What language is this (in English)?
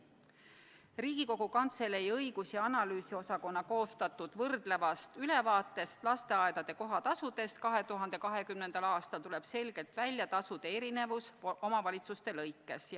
Estonian